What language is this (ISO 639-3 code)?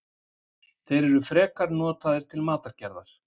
isl